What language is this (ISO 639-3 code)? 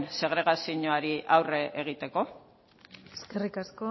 eus